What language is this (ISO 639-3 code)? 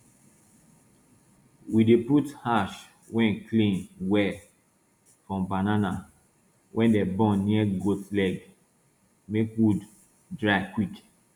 pcm